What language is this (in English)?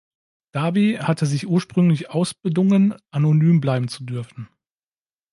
German